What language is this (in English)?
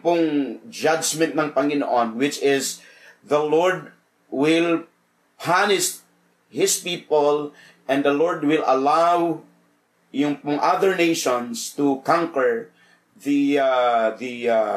Filipino